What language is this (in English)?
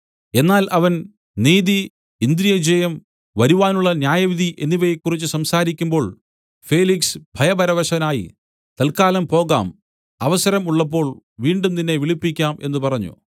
Malayalam